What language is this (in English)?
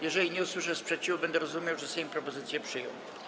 Polish